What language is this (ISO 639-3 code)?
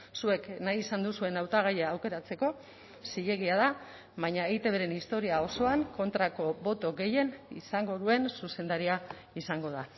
eus